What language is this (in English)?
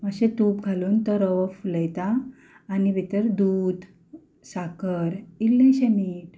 Konkani